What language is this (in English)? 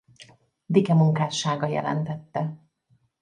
Hungarian